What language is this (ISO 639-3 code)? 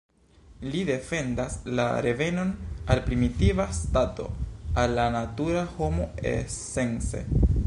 epo